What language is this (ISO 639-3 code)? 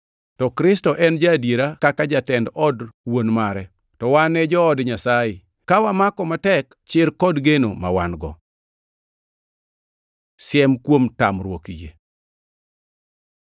luo